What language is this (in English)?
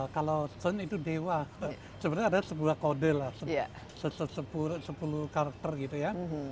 Indonesian